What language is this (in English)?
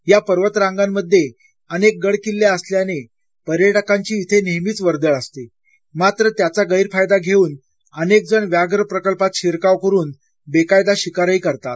Marathi